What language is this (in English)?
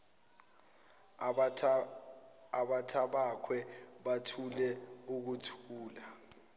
Zulu